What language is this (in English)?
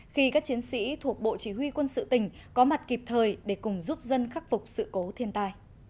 Vietnamese